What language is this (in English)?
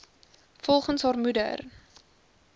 Afrikaans